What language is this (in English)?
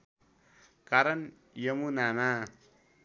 Nepali